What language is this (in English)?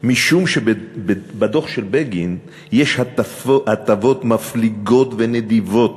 Hebrew